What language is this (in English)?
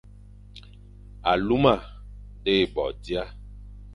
Fang